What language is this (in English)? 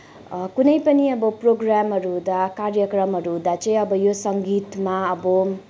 Nepali